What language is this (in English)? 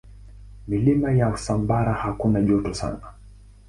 Swahili